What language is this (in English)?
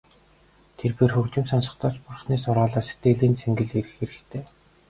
Mongolian